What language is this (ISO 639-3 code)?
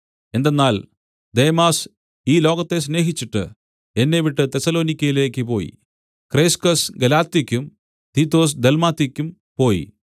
mal